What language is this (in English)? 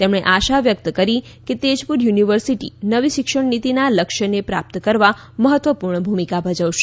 Gujarati